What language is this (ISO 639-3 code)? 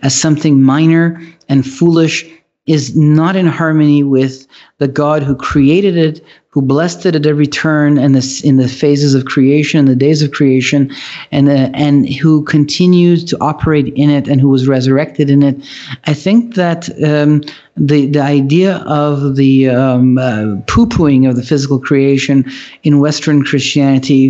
eng